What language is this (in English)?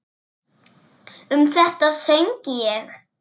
Icelandic